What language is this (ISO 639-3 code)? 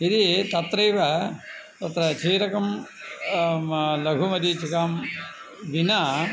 san